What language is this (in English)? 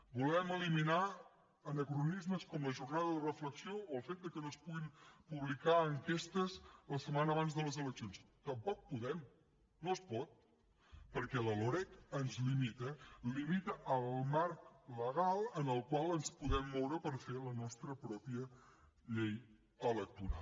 Catalan